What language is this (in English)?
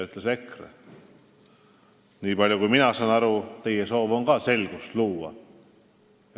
Estonian